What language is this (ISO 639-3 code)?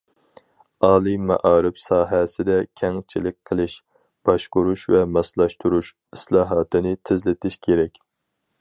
uig